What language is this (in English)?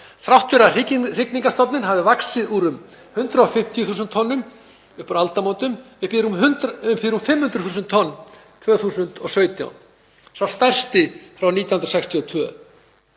Icelandic